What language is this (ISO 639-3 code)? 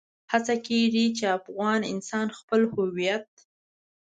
pus